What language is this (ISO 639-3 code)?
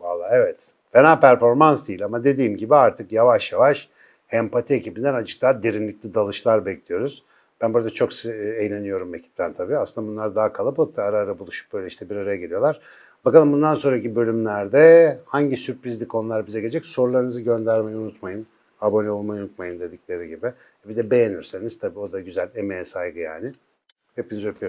tur